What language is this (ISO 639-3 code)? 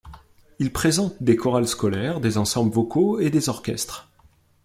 fra